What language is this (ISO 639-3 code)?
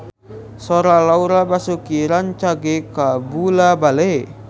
sun